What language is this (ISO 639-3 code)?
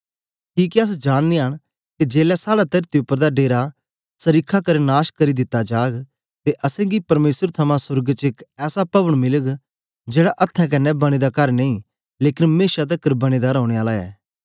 doi